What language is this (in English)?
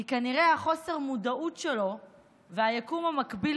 Hebrew